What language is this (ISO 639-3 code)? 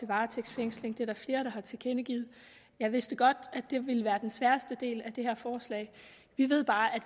dan